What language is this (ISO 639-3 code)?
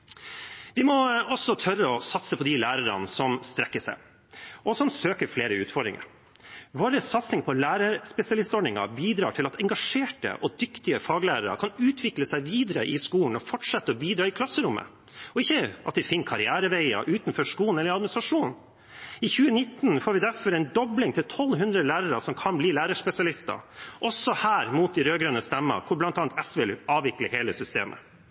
nob